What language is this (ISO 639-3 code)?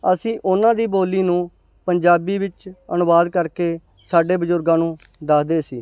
pan